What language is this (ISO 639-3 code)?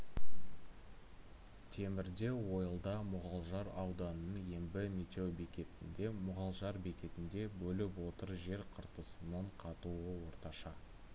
kaz